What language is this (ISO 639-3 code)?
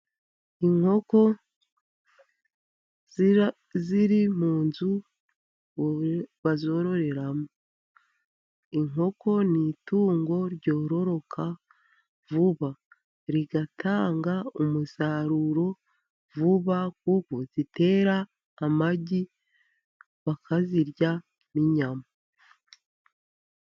kin